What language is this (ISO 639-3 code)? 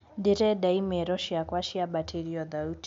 kik